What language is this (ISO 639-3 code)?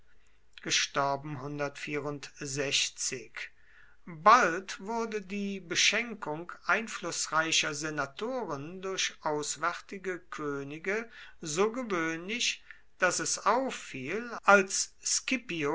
deu